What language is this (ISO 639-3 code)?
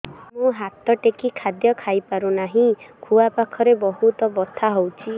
ori